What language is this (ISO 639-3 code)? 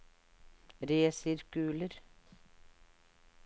nor